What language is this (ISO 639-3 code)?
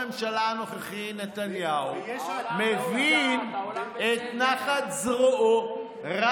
heb